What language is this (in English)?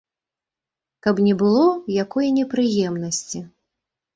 Belarusian